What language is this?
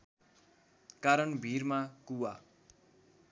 Nepali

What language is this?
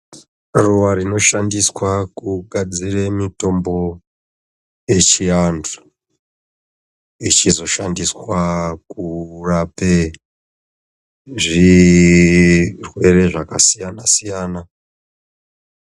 Ndau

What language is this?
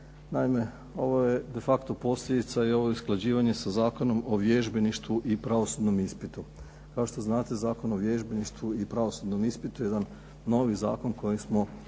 Croatian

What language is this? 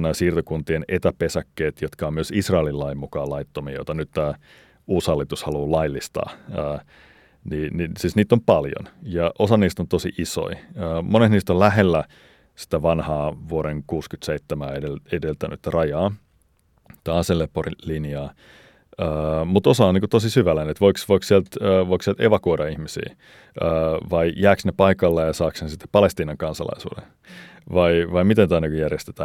Finnish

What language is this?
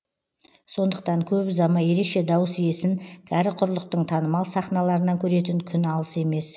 Kazakh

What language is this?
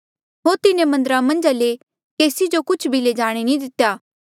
Mandeali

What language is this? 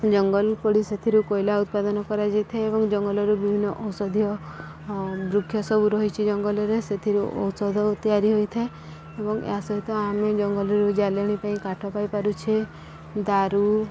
Odia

